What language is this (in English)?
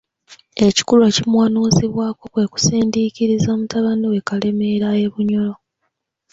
Ganda